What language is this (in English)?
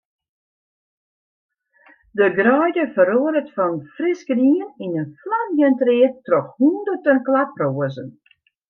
Western Frisian